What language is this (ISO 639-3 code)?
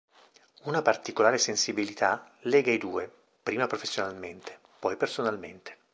ita